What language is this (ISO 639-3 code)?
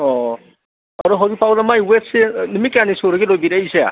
mni